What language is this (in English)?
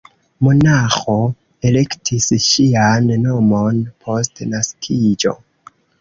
Esperanto